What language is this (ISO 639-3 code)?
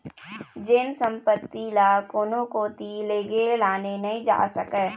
hne